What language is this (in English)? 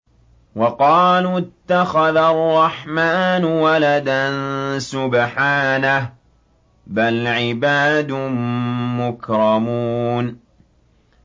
Arabic